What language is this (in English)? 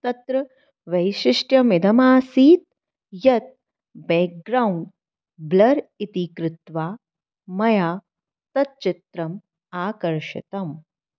Sanskrit